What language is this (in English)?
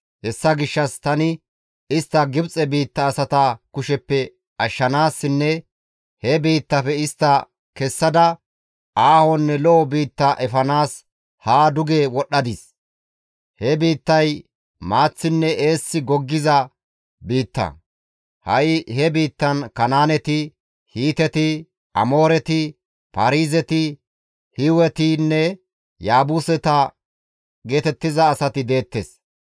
Gamo